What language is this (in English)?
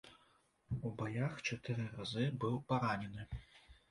Belarusian